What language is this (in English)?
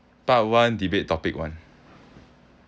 English